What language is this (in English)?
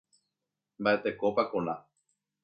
Guarani